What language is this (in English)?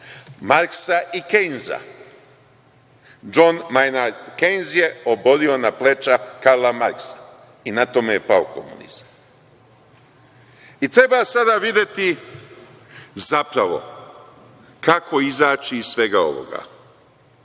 Serbian